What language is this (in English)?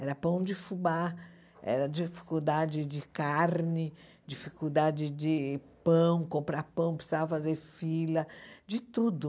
Portuguese